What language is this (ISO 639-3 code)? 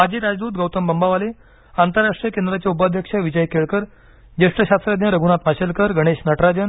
mar